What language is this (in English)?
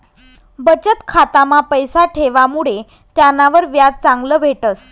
Marathi